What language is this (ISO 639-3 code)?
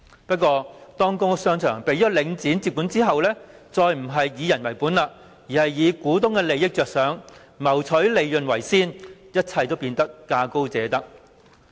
yue